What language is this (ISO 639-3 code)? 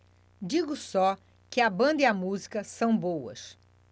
por